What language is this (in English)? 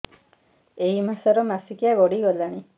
Odia